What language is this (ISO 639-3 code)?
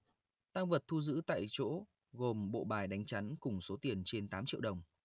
vie